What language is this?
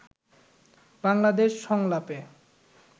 Bangla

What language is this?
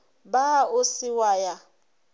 Northern Sotho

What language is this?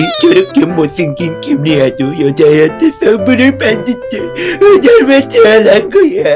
Korean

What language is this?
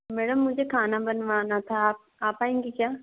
Hindi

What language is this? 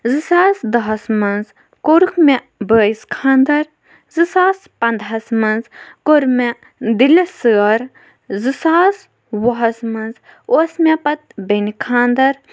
Kashmiri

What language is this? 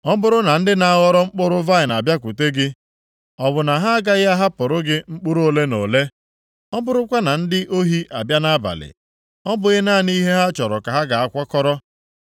Igbo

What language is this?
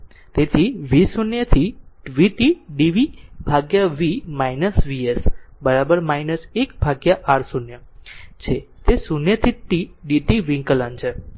Gujarati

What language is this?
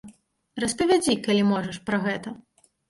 Belarusian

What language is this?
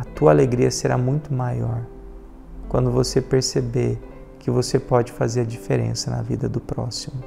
Portuguese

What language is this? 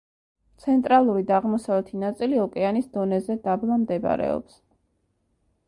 Georgian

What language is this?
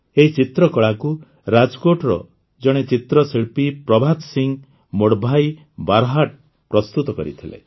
Odia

